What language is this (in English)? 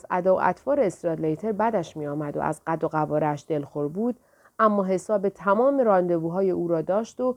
Persian